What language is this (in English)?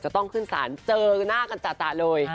Thai